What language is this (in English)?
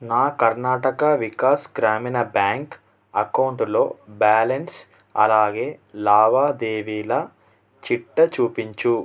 Telugu